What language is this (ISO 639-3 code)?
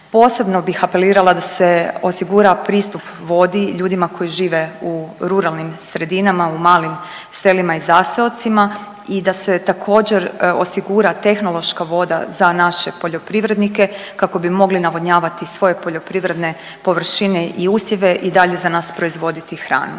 hrv